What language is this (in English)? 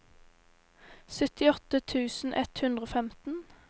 Norwegian